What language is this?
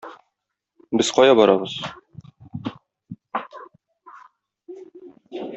Tatar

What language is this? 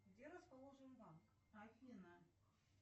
Russian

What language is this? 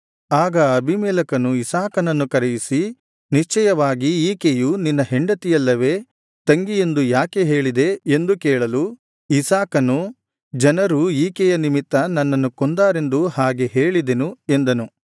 Kannada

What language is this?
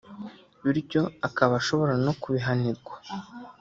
Kinyarwanda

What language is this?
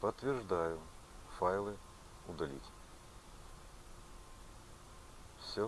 Russian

